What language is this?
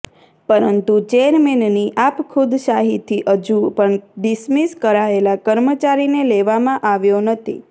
Gujarati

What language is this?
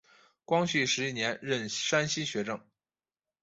Chinese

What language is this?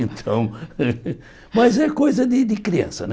Portuguese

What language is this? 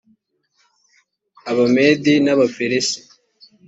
Kinyarwanda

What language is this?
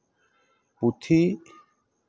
Santali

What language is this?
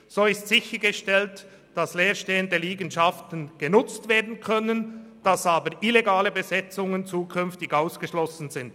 Swiss German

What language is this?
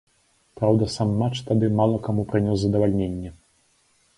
Belarusian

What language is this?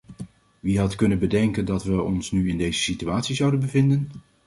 Dutch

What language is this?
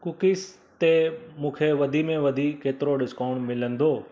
Sindhi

